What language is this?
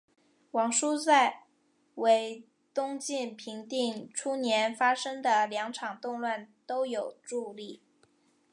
Chinese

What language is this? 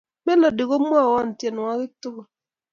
Kalenjin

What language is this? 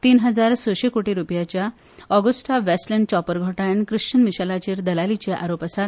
Konkani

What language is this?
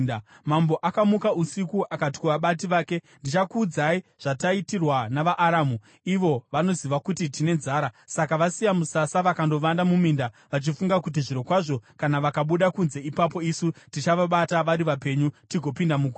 Shona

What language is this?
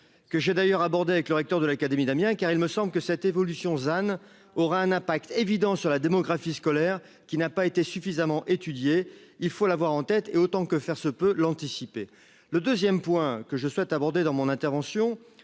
French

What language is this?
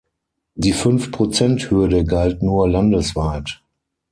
German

